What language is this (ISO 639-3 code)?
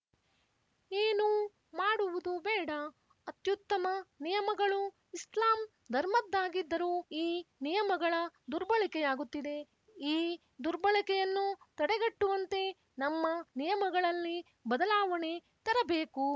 kan